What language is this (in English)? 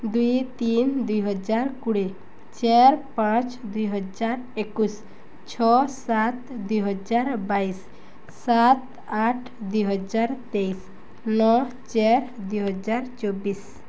Odia